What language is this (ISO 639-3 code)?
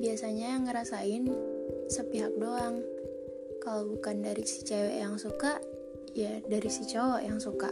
ind